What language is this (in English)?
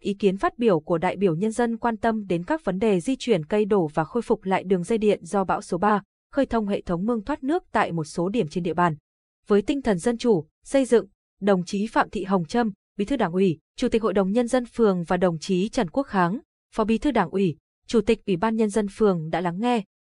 Vietnamese